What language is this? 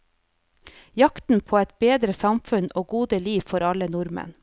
Norwegian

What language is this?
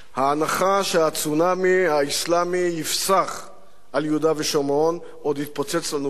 Hebrew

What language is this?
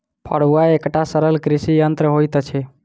Maithili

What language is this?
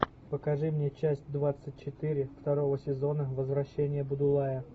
Russian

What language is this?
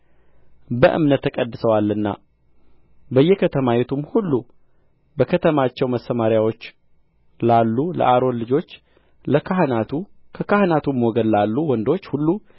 Amharic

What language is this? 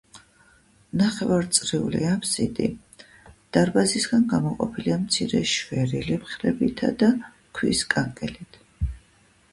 Georgian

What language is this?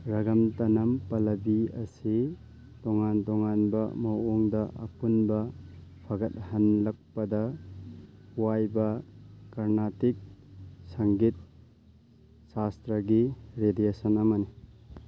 Manipuri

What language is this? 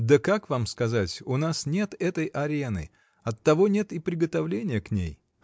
Russian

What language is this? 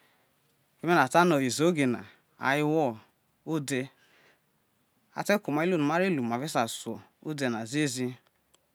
Isoko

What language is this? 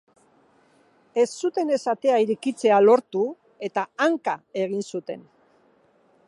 Basque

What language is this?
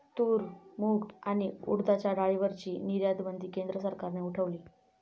Marathi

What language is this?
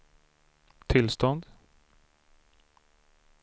Swedish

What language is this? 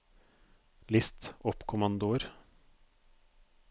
Norwegian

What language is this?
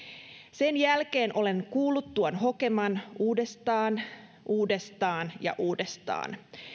Finnish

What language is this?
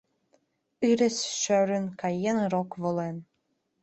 Mari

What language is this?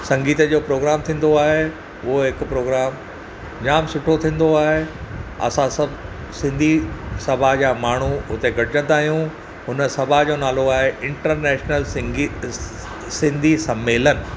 Sindhi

